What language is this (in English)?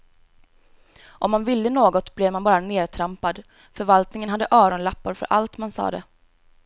Swedish